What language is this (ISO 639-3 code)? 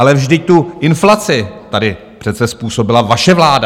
ces